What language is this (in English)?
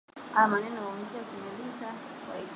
Swahili